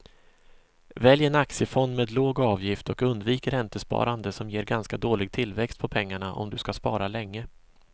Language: Swedish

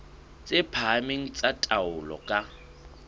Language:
Southern Sotho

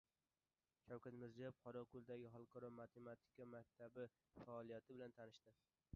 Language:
Uzbek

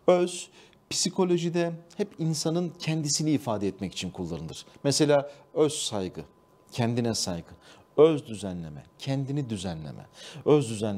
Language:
Turkish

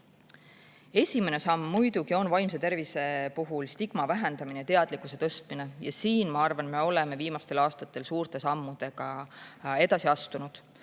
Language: Estonian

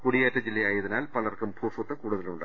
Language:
Malayalam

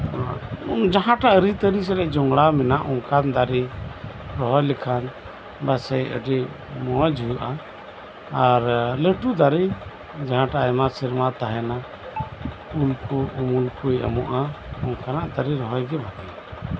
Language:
Santali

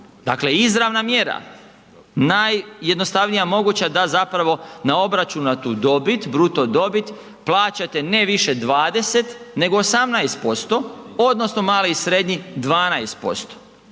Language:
Croatian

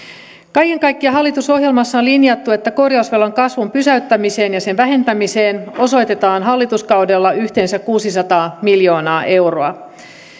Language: Finnish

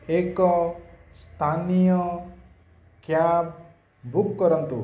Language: Odia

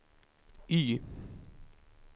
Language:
Swedish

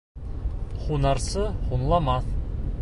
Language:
Bashkir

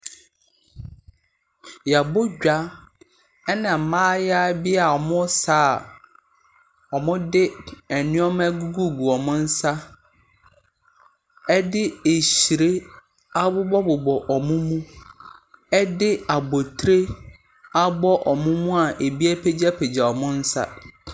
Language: Akan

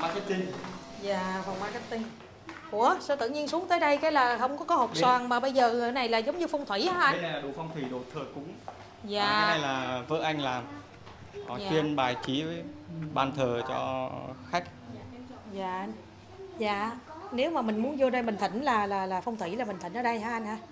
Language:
Vietnamese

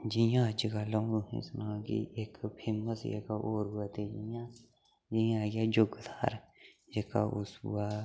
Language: Dogri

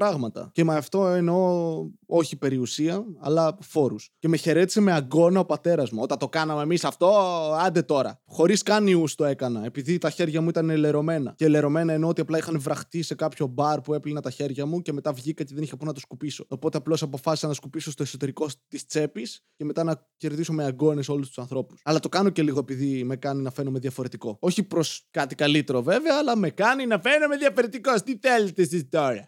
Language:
Greek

